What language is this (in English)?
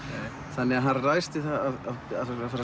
Icelandic